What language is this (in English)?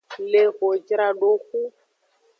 Aja (Benin)